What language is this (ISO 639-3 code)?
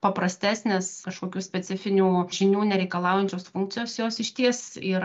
lit